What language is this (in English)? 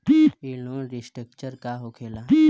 Bhojpuri